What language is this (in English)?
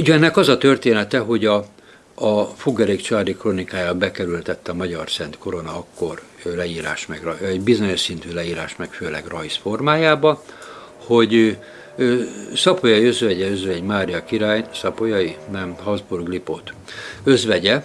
Hungarian